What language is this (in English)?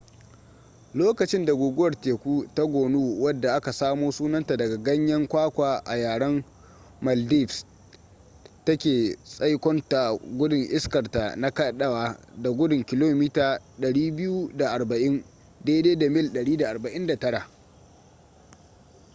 Hausa